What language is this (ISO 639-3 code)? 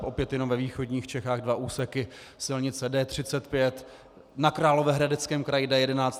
ces